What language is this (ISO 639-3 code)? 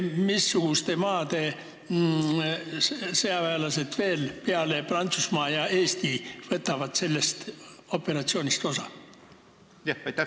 est